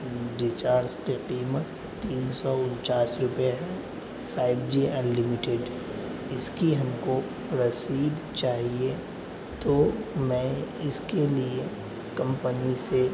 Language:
Urdu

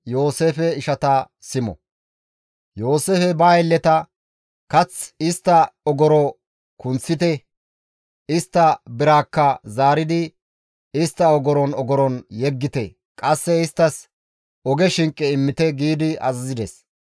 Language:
Gamo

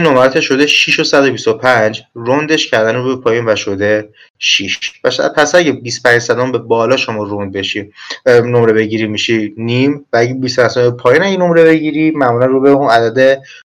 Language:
Persian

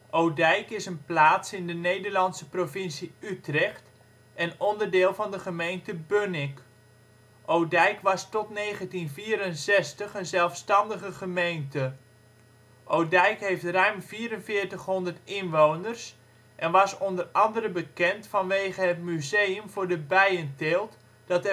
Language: Dutch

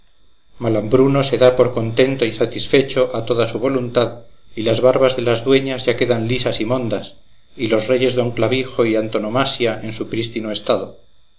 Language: Spanish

